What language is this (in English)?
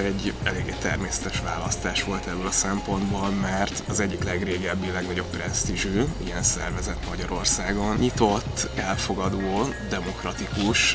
Hungarian